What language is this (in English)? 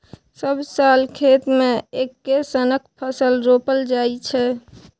Maithili